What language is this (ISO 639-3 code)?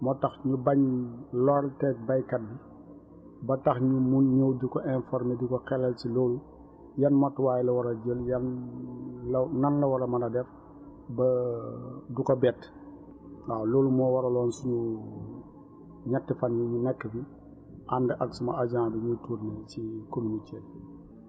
wol